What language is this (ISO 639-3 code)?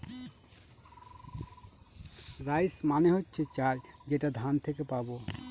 ben